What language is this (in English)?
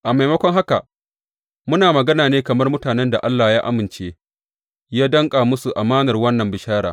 Hausa